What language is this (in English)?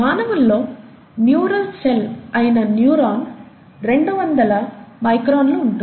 Telugu